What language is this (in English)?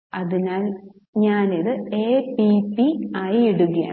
Malayalam